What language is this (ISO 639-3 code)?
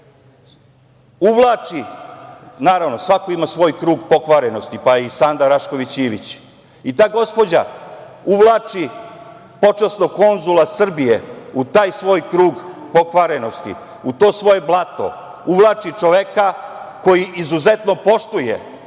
srp